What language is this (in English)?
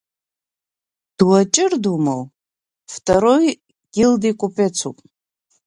Abkhazian